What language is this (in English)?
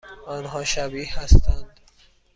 Persian